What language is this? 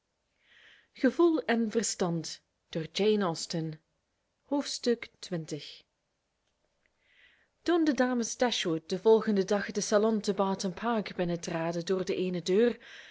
Dutch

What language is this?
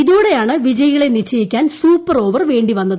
Malayalam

